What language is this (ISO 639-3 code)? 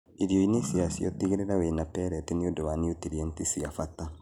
kik